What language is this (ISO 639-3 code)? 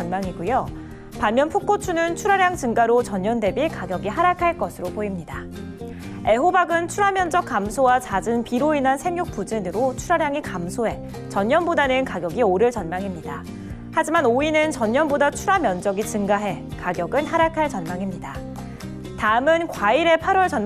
kor